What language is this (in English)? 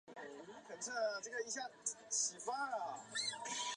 Chinese